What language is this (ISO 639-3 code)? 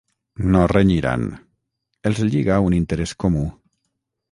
cat